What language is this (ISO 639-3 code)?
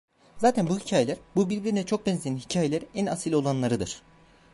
tur